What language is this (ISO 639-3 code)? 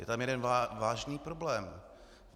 ces